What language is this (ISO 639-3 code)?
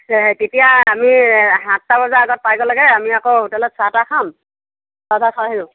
asm